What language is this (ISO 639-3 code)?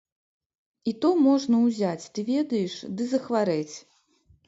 bel